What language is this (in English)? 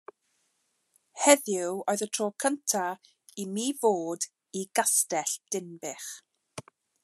Welsh